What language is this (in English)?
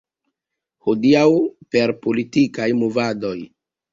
Esperanto